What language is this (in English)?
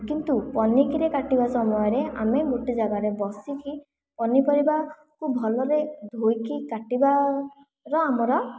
Odia